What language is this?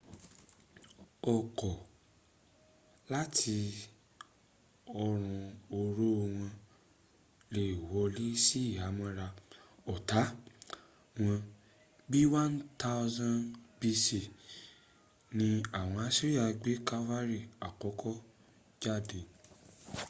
Yoruba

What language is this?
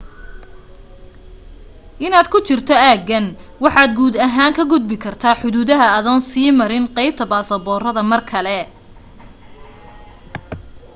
Somali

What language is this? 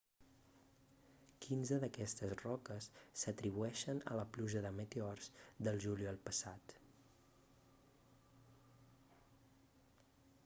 Catalan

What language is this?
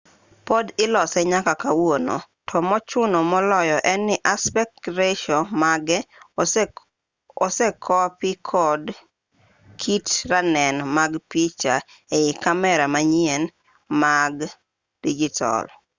Luo (Kenya and Tanzania)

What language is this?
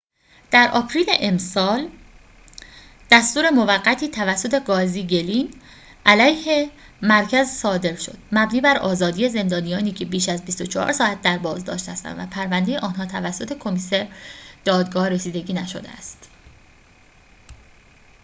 Persian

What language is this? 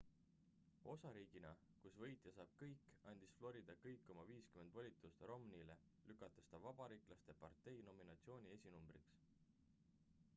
Estonian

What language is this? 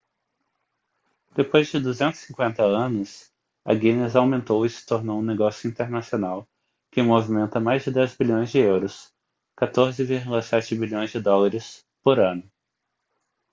Portuguese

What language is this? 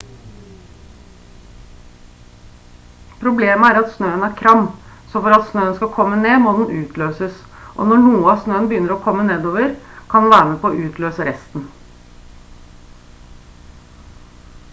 Norwegian Bokmål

